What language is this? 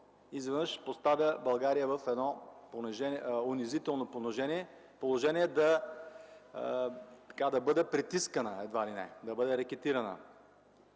Bulgarian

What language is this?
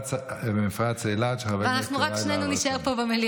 Hebrew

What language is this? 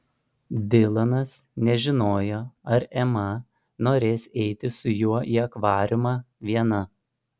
Lithuanian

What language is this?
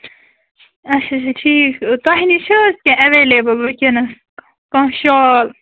Kashmiri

